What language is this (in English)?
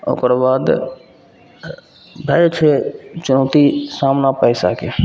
Maithili